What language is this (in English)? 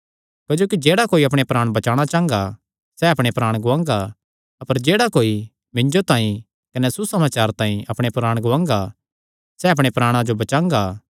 Kangri